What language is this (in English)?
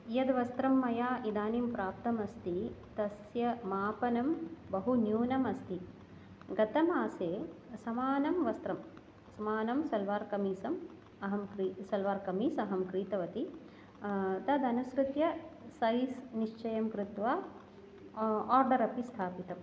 Sanskrit